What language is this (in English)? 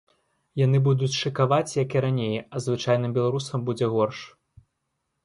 Belarusian